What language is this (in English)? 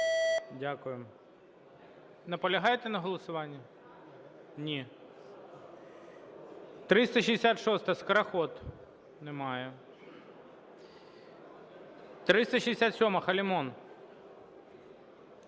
Ukrainian